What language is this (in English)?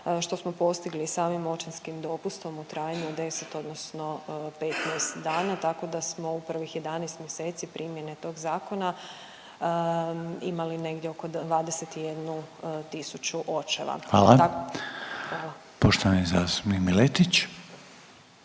Croatian